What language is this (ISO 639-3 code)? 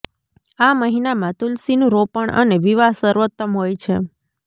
guj